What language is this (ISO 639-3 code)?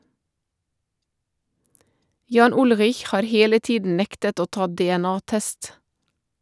nor